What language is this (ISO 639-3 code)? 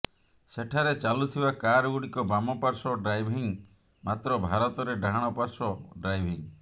ori